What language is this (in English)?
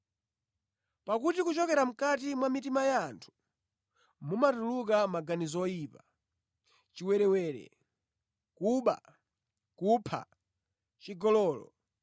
Nyanja